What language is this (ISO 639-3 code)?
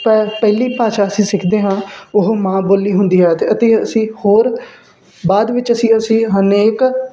pan